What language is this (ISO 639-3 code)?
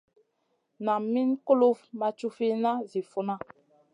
mcn